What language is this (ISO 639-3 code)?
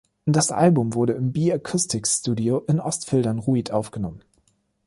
deu